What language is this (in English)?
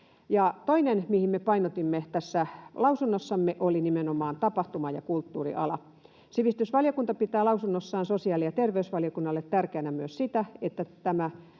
Finnish